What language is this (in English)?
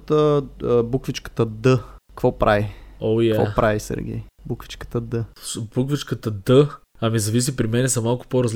Bulgarian